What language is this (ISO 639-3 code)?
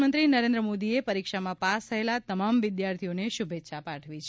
guj